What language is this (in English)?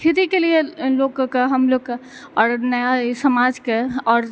Maithili